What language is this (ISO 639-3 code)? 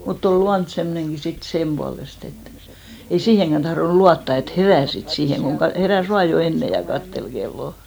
fin